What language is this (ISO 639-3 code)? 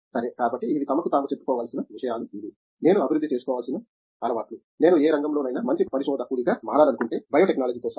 tel